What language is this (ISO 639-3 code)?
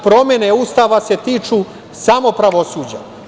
srp